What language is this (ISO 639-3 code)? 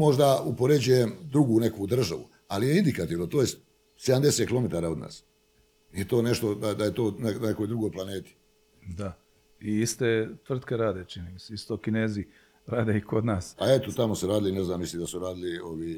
hrv